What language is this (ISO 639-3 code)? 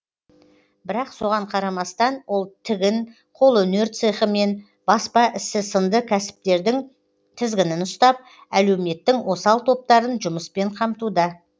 kaz